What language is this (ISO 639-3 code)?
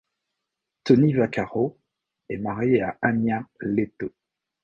fra